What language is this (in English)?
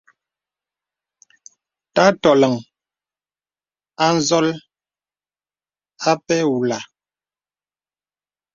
Bebele